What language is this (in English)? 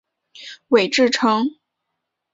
Chinese